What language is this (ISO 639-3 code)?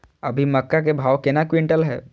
mai